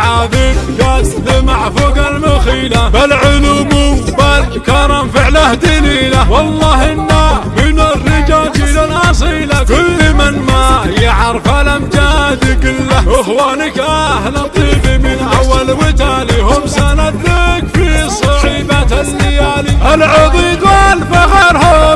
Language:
Arabic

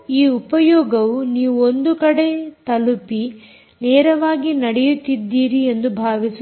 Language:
Kannada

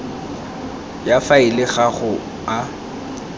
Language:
Tswana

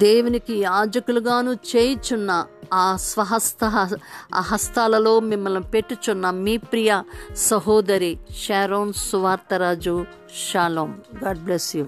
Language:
Telugu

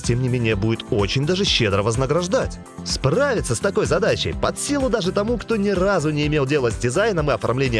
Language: Russian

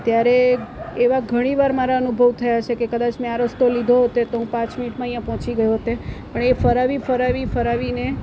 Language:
Gujarati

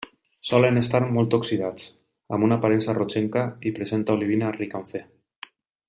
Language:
Catalan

